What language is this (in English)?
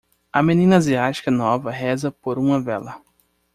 Portuguese